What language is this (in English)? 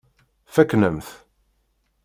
Kabyle